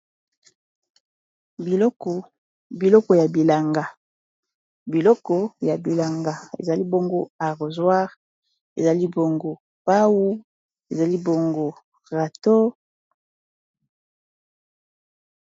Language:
Lingala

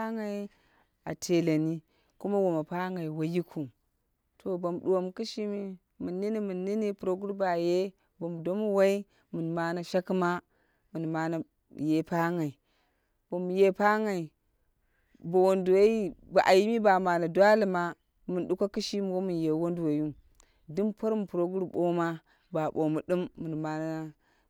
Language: Dera (Nigeria)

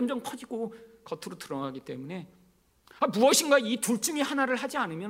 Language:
Korean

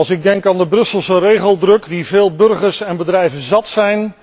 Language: Dutch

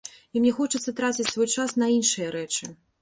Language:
Belarusian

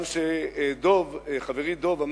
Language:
Hebrew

